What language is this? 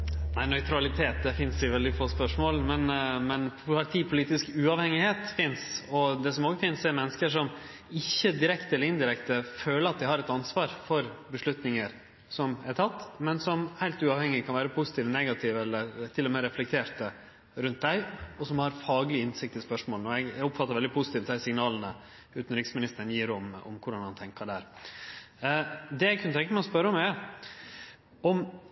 Norwegian Nynorsk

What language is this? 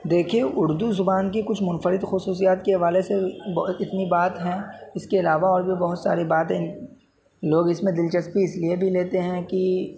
Urdu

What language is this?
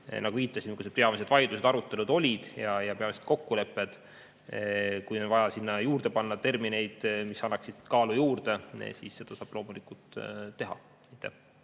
Estonian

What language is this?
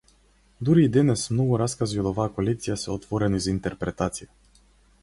Macedonian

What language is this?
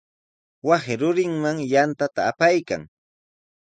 Sihuas Ancash Quechua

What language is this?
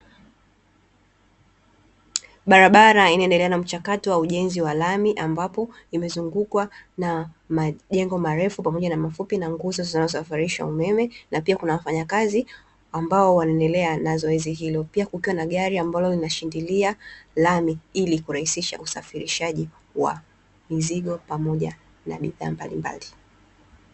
Swahili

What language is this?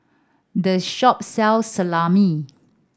English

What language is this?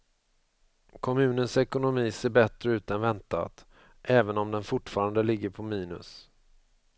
Swedish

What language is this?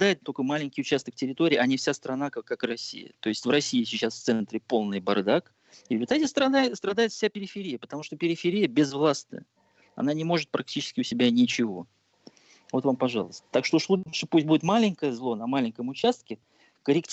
Russian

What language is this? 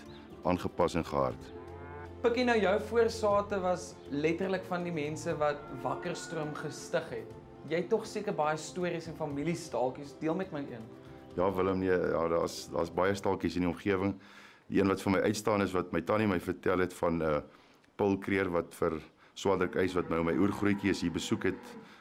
Dutch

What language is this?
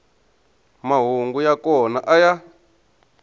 Tsonga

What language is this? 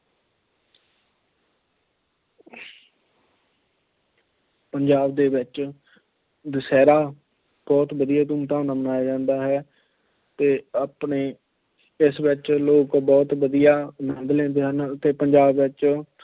Punjabi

